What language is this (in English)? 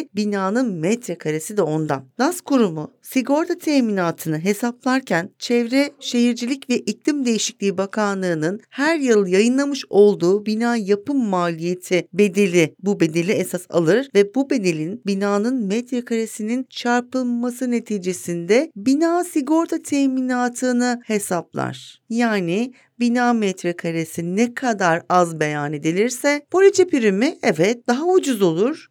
Turkish